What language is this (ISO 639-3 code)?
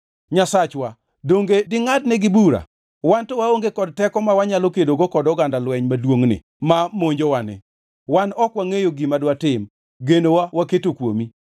luo